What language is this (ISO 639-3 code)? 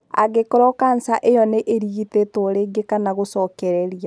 kik